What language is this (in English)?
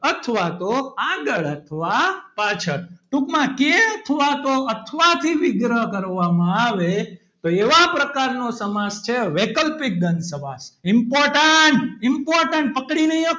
Gujarati